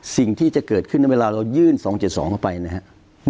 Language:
Thai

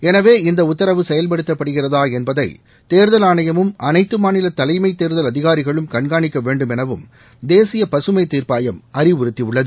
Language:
Tamil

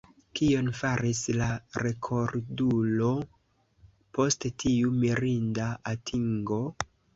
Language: Esperanto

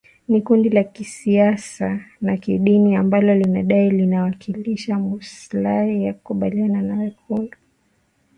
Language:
Swahili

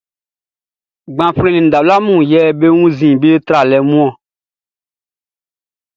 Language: Baoulé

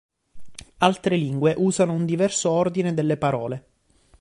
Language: Italian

